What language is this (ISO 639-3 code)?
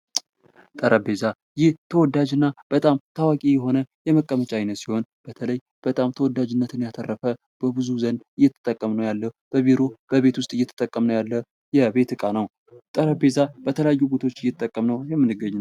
amh